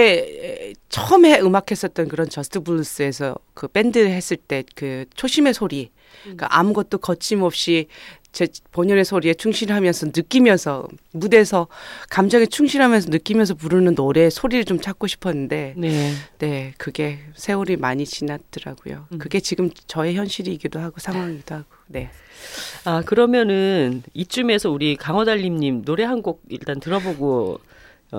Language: Korean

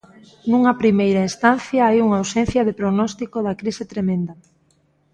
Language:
Galician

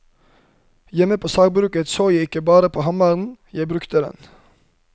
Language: Norwegian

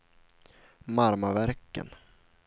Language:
Swedish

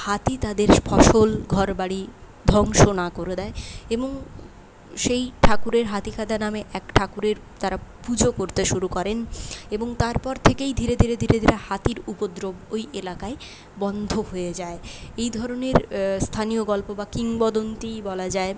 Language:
Bangla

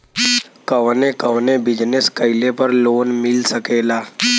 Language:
Bhojpuri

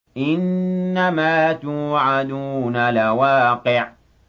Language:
Arabic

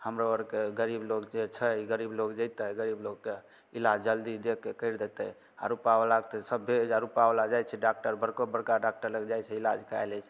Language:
Maithili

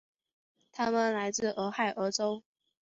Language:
Chinese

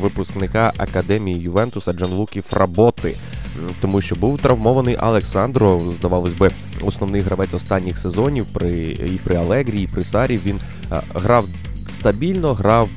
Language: Ukrainian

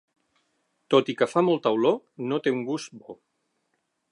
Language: Catalan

